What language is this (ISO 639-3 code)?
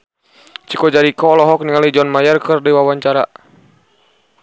sun